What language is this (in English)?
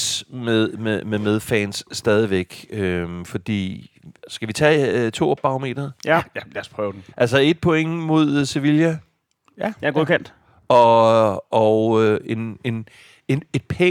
Danish